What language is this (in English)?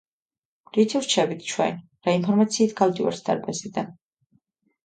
Georgian